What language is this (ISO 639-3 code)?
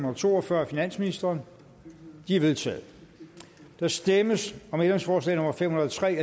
dan